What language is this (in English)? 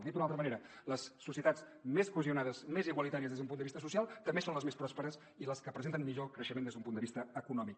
Catalan